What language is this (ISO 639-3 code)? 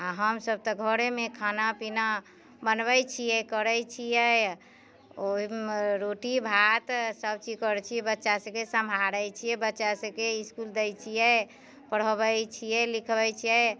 mai